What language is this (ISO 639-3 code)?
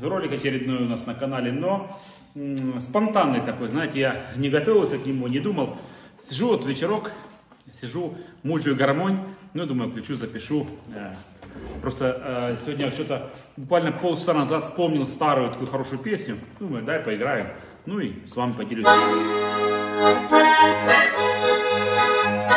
rus